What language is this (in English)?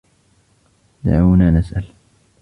Arabic